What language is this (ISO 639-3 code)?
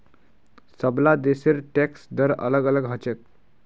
mag